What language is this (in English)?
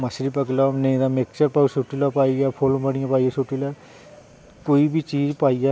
Dogri